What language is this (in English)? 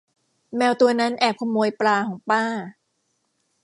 Thai